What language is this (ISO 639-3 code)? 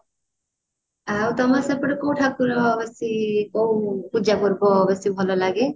ori